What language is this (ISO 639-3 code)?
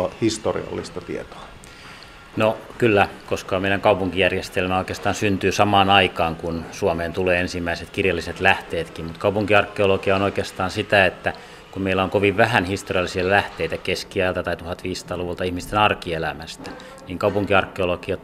fin